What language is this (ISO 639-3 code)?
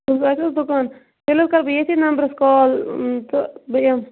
kas